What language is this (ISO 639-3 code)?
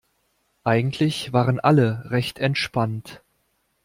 deu